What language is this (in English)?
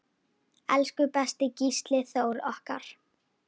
Icelandic